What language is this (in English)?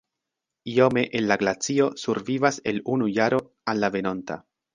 Esperanto